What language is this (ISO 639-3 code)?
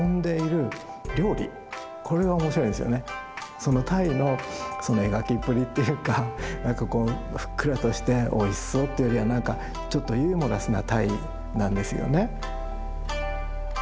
jpn